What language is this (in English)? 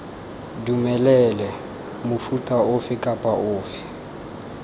Tswana